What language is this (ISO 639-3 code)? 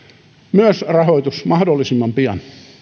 fin